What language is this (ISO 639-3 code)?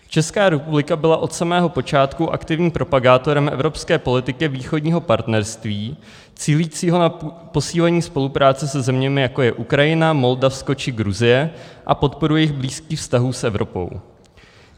ces